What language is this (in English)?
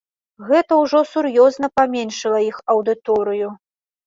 Belarusian